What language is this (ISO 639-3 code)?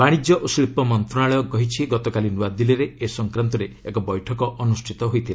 ori